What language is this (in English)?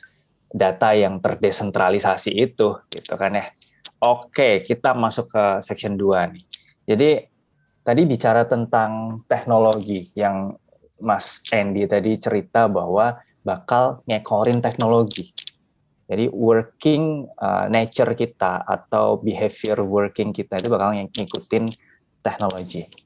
Indonesian